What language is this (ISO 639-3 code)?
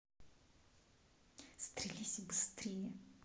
rus